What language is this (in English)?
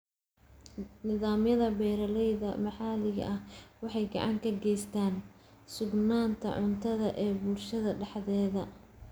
Somali